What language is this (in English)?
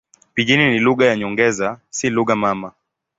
Swahili